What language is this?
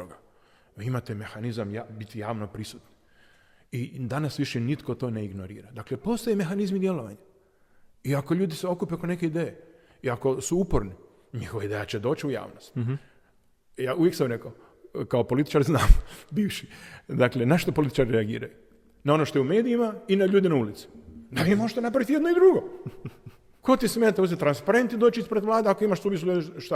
Croatian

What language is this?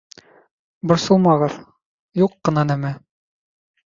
Bashkir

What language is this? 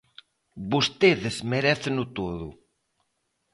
Galician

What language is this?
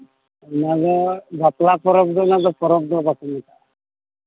Santali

